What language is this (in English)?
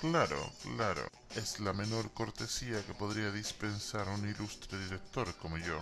Spanish